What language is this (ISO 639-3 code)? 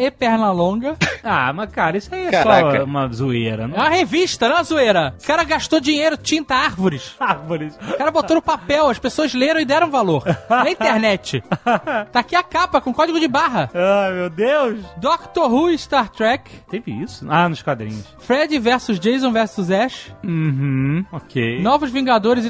por